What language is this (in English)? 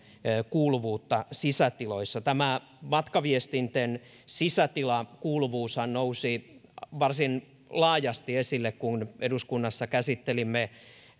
Finnish